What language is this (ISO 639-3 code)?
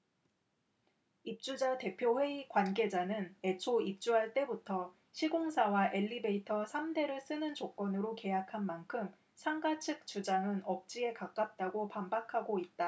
kor